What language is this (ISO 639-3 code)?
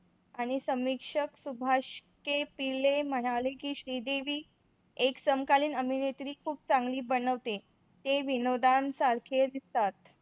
mar